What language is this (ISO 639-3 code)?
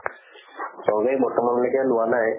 asm